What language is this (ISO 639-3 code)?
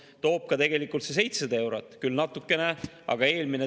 est